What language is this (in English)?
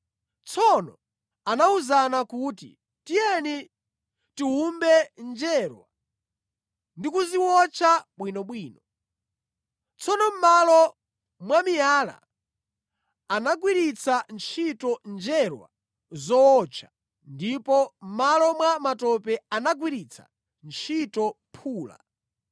Nyanja